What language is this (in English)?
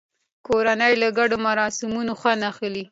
Pashto